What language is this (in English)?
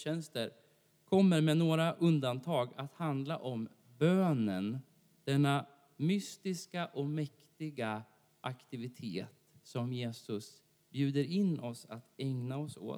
Swedish